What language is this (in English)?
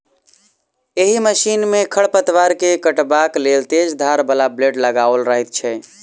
Maithili